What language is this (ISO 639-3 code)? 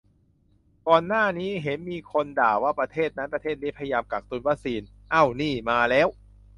tha